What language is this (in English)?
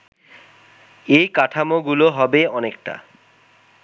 Bangla